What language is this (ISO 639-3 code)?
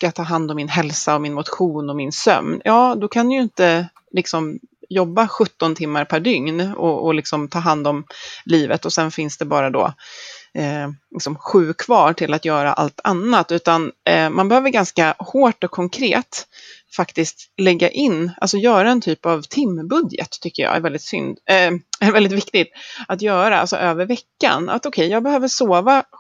swe